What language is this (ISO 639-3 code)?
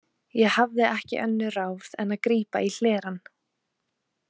isl